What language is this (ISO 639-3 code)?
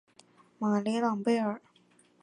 zho